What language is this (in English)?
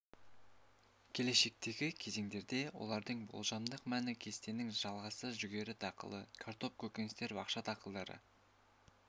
Kazakh